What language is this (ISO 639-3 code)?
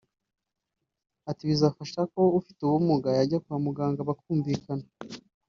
kin